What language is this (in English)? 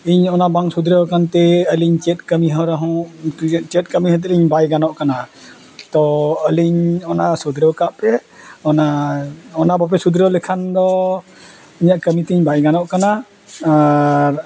Santali